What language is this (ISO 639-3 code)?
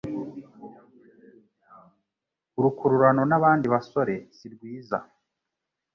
kin